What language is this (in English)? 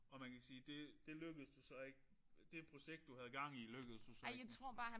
Danish